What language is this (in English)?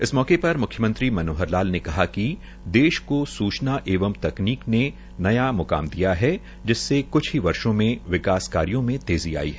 Hindi